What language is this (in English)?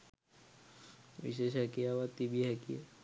Sinhala